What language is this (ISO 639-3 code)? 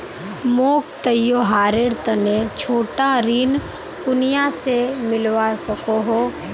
mag